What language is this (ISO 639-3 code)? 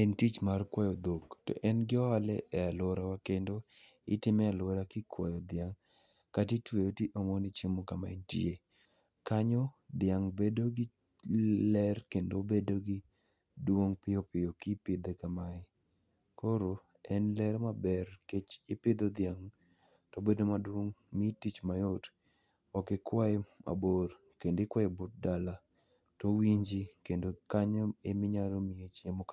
luo